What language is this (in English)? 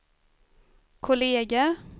Swedish